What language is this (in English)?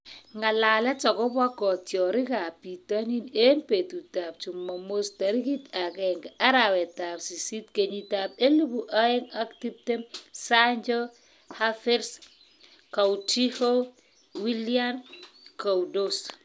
Kalenjin